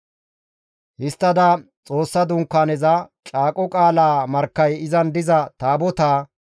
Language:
Gamo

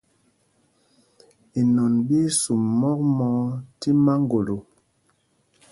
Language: Mpumpong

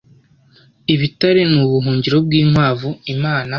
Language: Kinyarwanda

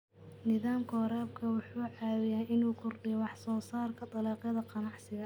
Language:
Somali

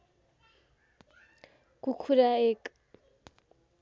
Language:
Nepali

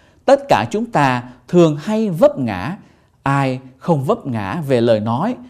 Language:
Vietnamese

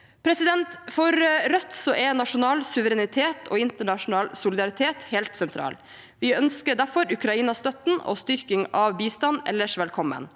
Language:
Norwegian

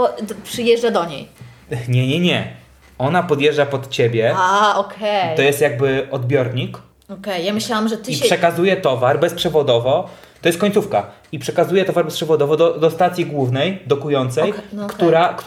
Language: Polish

